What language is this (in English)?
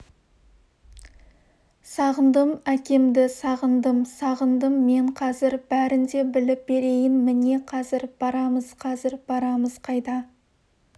Kazakh